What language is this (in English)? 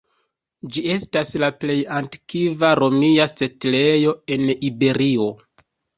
Esperanto